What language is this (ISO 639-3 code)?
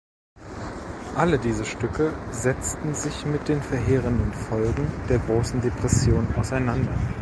deu